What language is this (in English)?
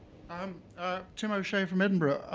English